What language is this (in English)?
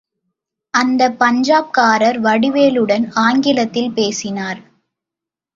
Tamil